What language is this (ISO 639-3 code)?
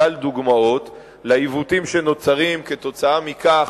heb